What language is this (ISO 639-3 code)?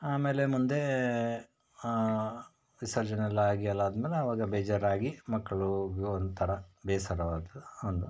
kan